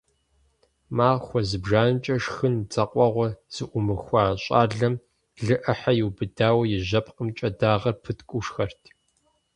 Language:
Kabardian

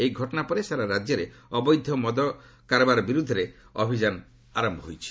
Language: Odia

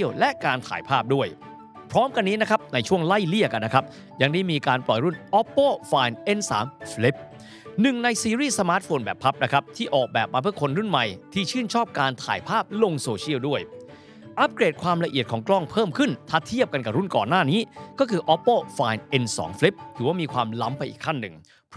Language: Thai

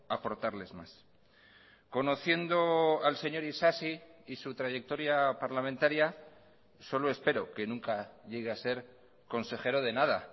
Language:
Spanish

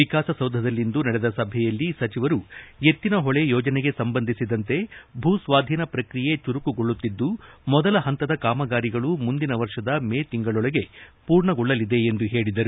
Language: Kannada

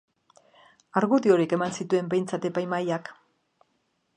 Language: Basque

